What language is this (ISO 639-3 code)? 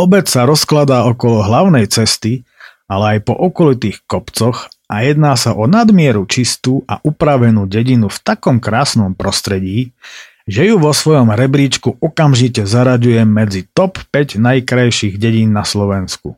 slk